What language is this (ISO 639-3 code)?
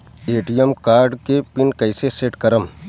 bho